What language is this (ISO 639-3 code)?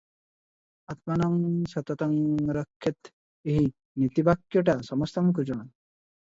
ori